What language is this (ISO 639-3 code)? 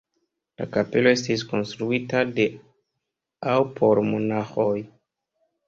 epo